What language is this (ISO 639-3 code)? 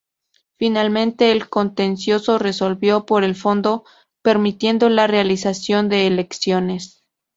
spa